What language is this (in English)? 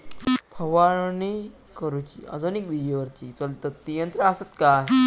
Marathi